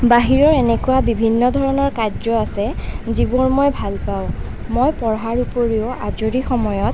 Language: Assamese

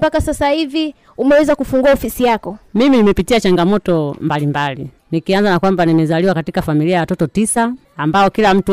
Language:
Swahili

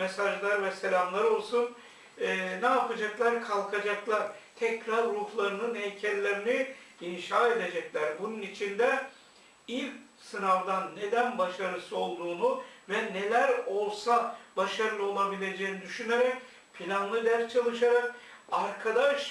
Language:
Turkish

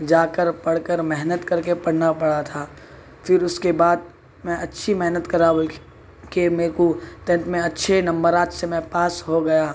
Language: Urdu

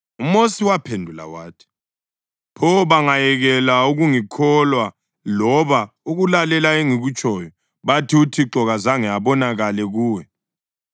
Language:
North Ndebele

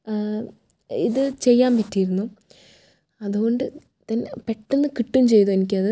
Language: Malayalam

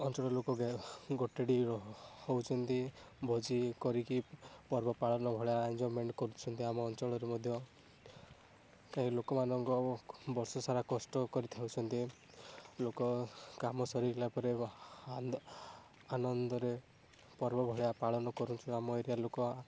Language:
Odia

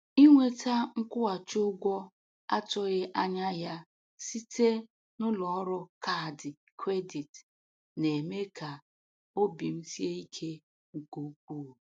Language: Igbo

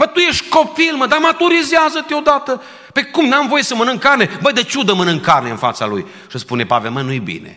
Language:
Romanian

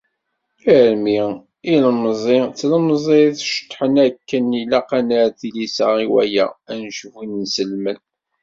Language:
Kabyle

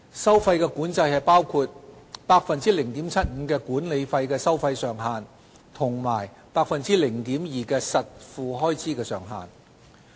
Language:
Cantonese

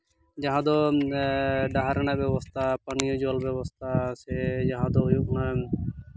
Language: Santali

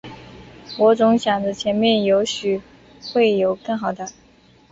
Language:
Chinese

